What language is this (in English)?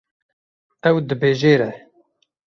Kurdish